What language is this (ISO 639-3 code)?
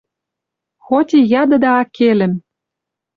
mrj